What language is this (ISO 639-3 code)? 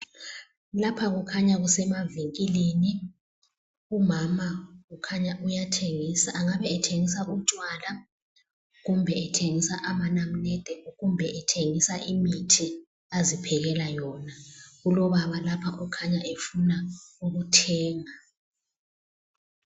nde